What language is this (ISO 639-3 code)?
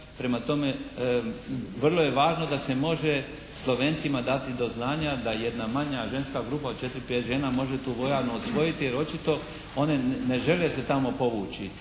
hrv